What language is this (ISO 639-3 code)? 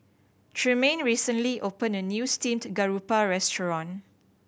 eng